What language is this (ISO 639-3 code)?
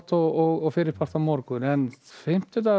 isl